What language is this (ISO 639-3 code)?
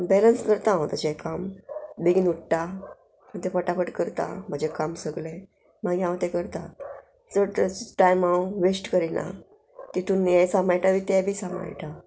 kok